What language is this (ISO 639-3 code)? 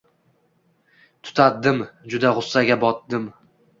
uzb